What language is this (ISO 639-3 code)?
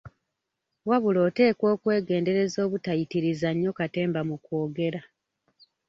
lug